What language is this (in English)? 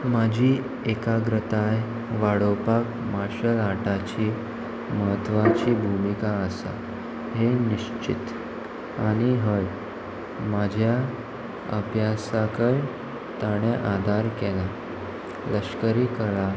Konkani